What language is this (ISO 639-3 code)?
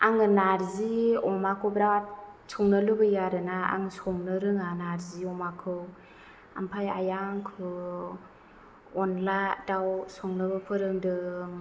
brx